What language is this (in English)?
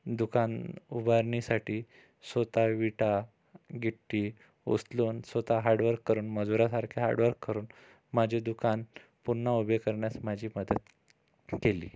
Marathi